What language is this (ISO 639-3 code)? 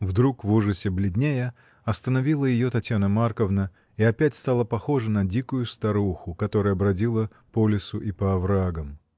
rus